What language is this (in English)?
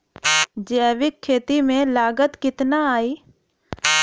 Bhojpuri